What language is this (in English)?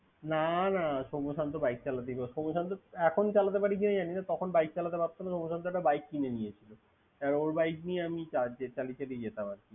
Bangla